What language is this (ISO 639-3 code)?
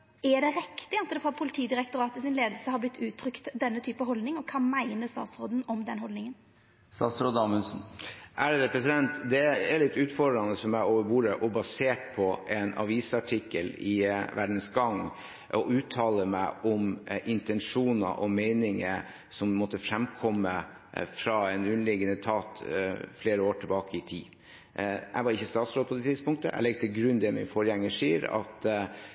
nor